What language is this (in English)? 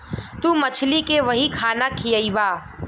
Bhojpuri